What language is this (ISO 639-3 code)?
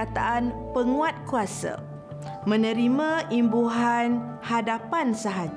msa